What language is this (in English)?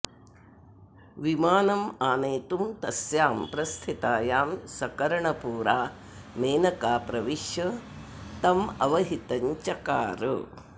Sanskrit